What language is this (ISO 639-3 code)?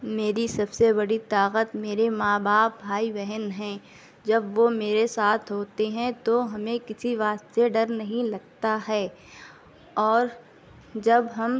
urd